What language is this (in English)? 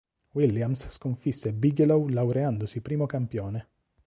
Italian